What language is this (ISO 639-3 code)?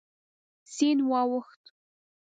pus